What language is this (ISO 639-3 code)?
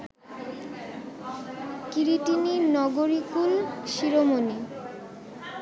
ben